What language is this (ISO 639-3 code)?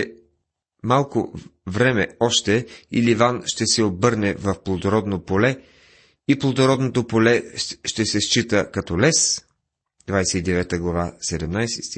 bul